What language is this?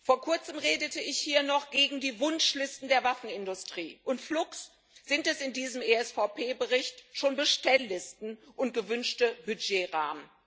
German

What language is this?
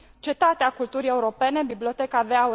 Romanian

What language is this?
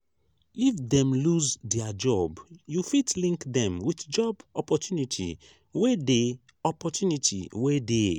Nigerian Pidgin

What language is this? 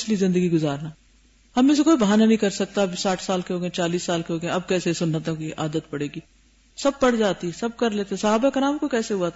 Urdu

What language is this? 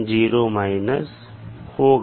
Hindi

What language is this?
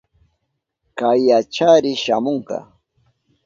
Southern Pastaza Quechua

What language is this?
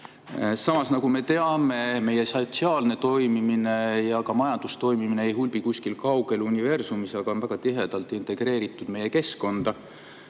Estonian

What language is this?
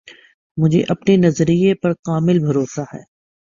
Urdu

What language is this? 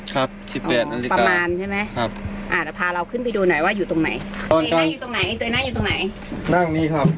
Thai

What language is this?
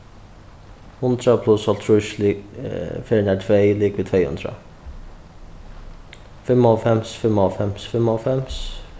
Faroese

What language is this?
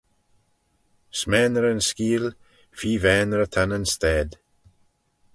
Manx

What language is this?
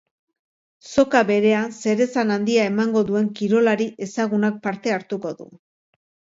Basque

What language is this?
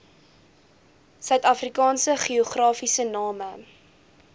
Afrikaans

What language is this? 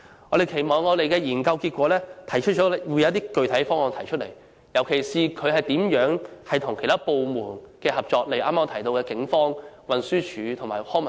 Cantonese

